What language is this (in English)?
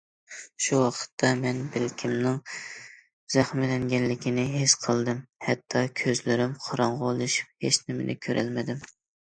Uyghur